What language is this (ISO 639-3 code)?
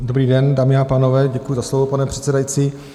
ces